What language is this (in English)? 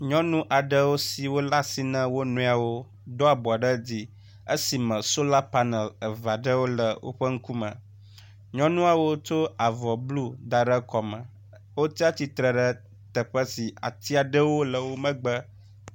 Ewe